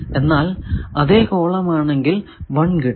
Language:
Malayalam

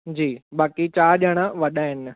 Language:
Sindhi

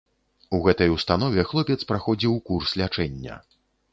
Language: Belarusian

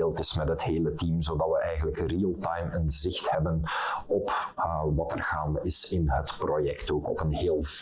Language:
Dutch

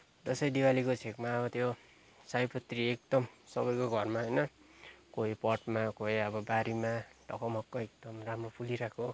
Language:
Nepali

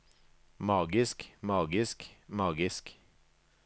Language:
Norwegian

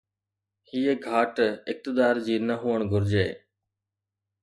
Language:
Sindhi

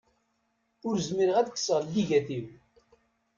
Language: Kabyle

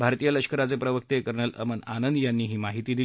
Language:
Marathi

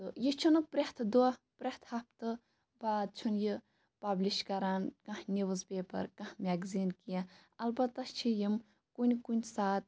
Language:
Kashmiri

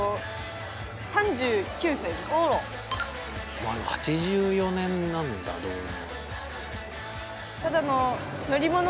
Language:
Japanese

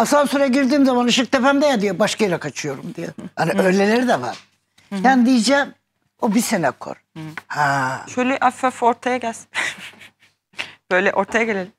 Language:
Turkish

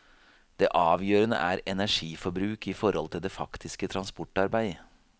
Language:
Norwegian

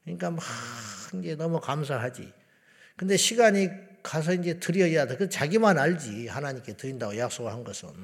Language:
Korean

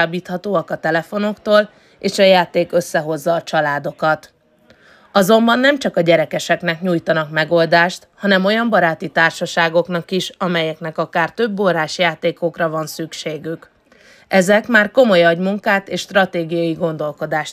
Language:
Hungarian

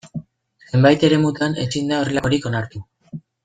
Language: Basque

